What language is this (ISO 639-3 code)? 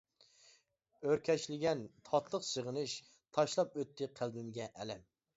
uig